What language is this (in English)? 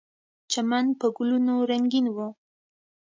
Pashto